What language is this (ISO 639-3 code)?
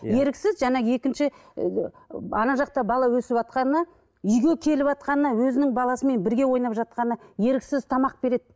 kaz